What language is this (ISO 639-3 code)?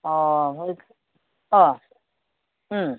brx